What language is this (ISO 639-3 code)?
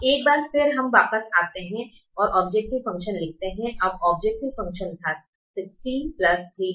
hin